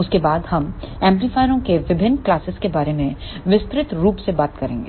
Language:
Hindi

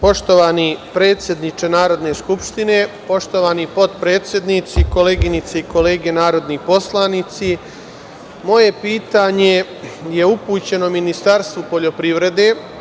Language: Serbian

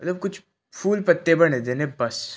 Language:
Punjabi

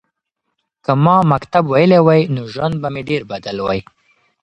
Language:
Pashto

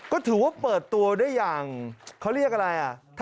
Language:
Thai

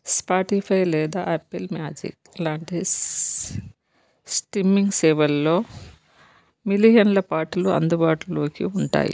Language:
Telugu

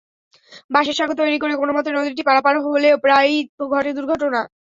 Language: Bangla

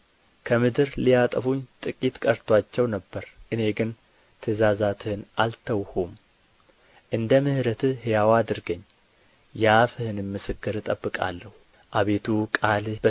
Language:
Amharic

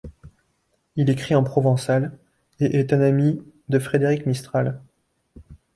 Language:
French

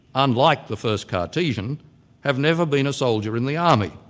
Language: English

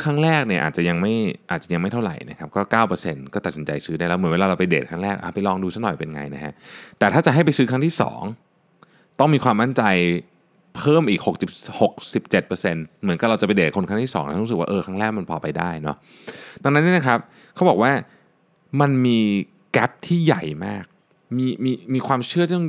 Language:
Thai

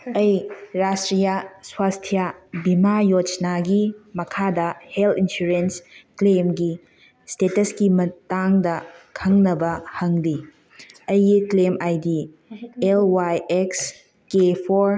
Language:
Manipuri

